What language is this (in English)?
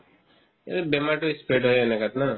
Assamese